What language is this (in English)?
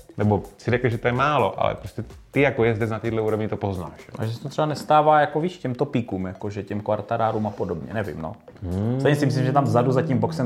Czech